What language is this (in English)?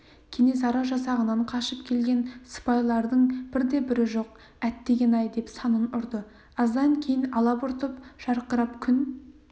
Kazakh